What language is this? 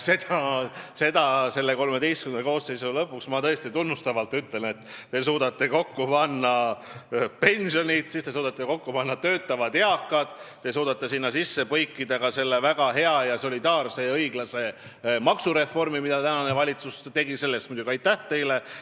Estonian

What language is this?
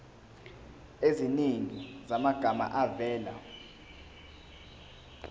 Zulu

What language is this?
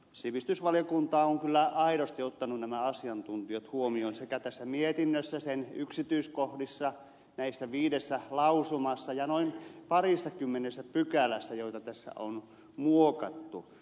Finnish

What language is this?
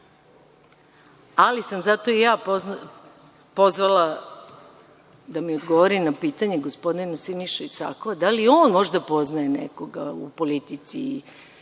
Serbian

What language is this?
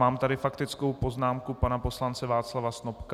Czech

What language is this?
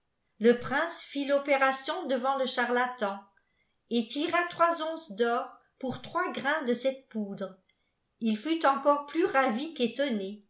French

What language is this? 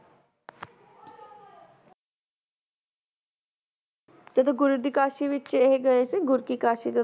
Punjabi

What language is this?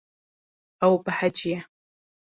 Kurdish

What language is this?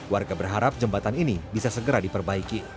Indonesian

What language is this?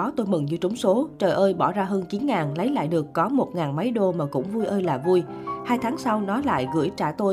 Vietnamese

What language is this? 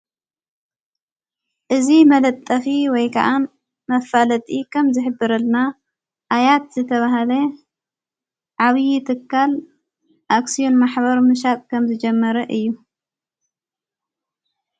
Tigrinya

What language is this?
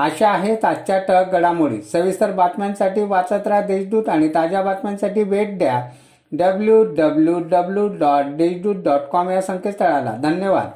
Marathi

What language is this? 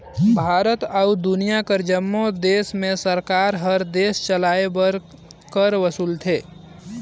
Chhattisgarhi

